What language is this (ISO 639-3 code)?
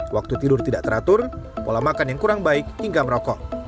ind